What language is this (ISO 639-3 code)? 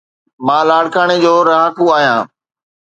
snd